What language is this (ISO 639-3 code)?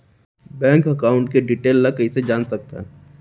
hne